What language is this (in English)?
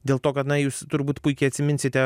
Lithuanian